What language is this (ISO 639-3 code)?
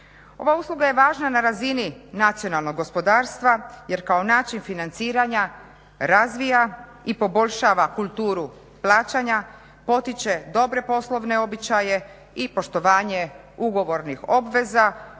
hrv